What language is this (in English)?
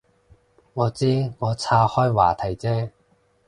Cantonese